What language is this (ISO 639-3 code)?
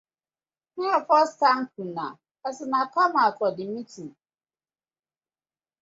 pcm